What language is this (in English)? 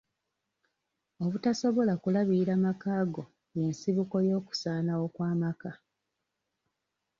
Ganda